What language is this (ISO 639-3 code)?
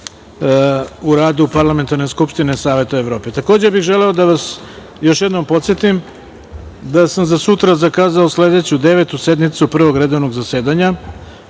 srp